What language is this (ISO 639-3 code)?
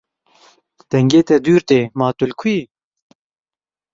kur